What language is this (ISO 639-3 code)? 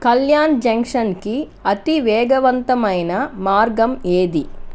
tel